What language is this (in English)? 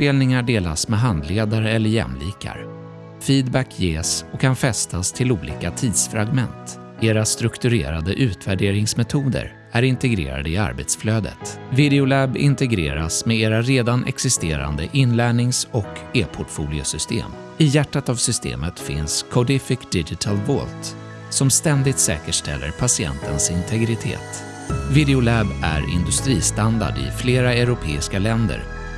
Swedish